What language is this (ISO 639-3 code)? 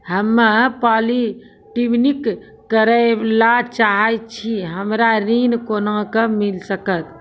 mai